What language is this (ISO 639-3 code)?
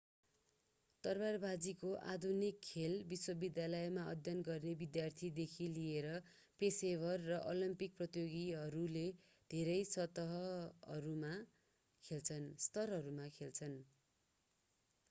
nep